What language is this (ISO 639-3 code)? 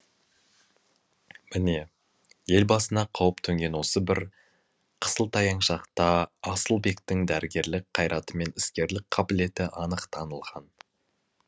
kaz